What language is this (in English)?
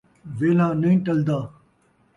Saraiki